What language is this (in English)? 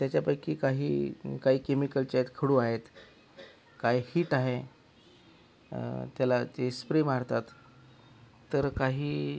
Marathi